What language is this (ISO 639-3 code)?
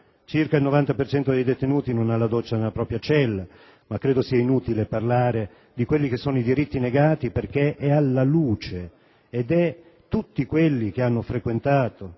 ita